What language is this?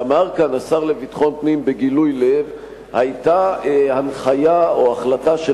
Hebrew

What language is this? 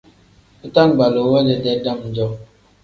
Tem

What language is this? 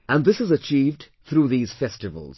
English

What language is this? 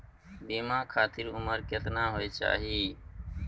Maithili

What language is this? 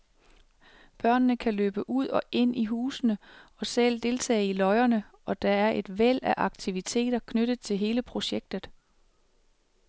Danish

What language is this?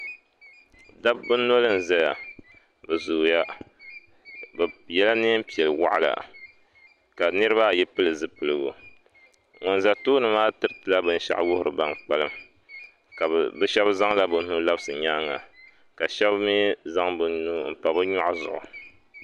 Dagbani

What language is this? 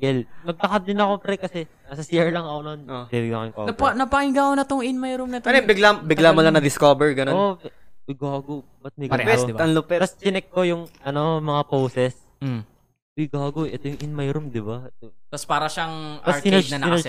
Filipino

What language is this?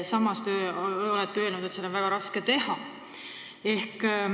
Estonian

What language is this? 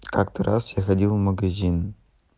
Russian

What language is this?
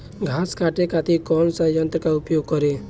Bhojpuri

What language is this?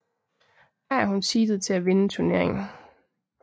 Danish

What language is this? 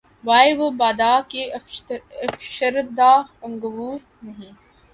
Urdu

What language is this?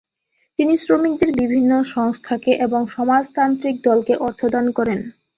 Bangla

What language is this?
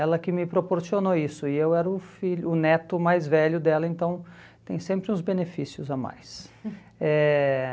Portuguese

